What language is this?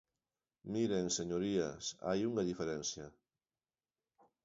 Galician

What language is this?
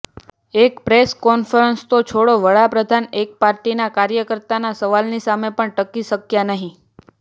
Gujarati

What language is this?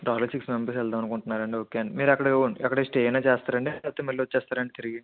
Telugu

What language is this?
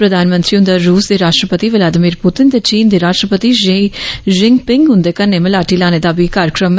Dogri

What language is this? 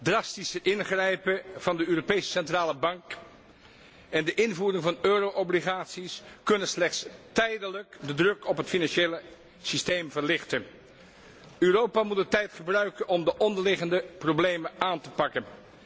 Dutch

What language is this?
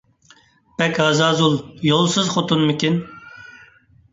Uyghur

